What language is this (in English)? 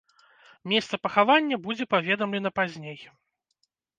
Belarusian